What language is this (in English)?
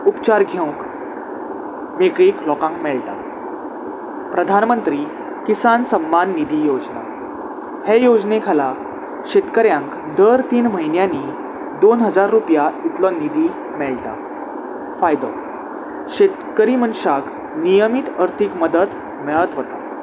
Konkani